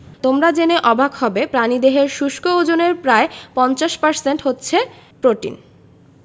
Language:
Bangla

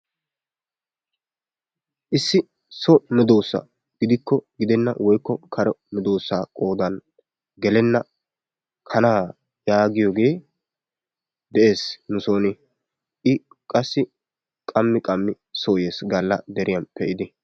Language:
Wolaytta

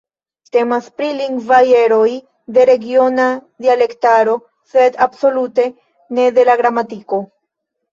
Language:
Esperanto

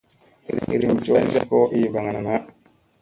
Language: Musey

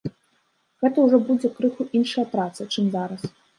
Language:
Belarusian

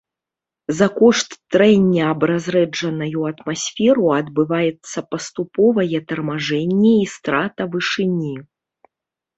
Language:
Belarusian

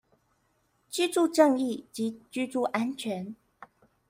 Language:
Chinese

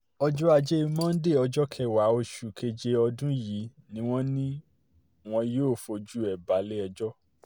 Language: Yoruba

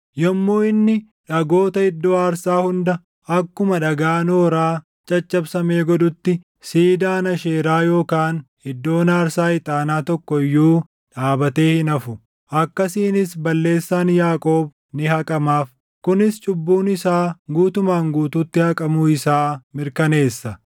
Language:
Oromo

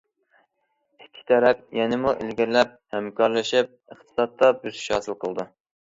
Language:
Uyghur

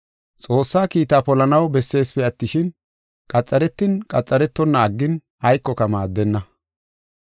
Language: Gofa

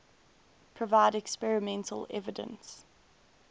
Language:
English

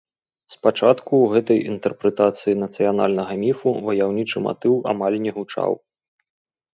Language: Belarusian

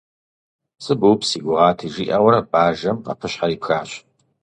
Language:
Kabardian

